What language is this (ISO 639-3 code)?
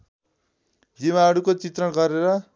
nep